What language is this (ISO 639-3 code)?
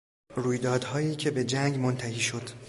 fas